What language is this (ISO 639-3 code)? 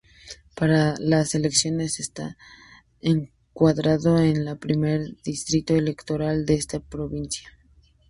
spa